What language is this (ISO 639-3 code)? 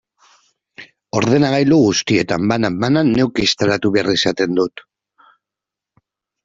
eus